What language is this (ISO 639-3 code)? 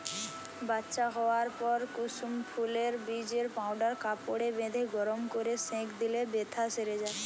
ben